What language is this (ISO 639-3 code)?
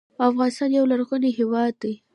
pus